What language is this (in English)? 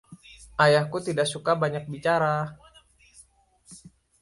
Indonesian